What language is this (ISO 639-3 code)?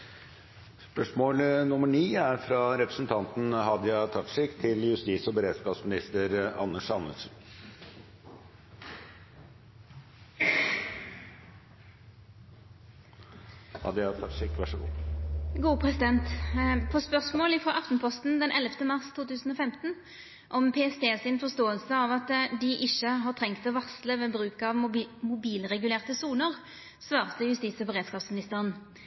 nno